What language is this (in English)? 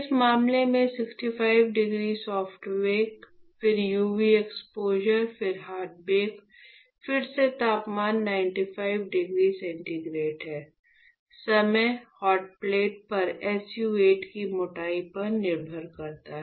Hindi